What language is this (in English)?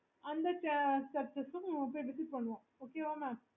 Tamil